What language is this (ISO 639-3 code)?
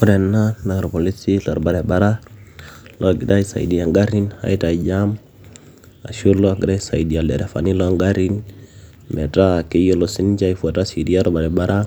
mas